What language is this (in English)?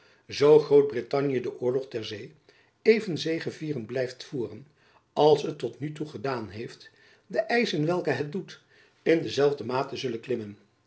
Dutch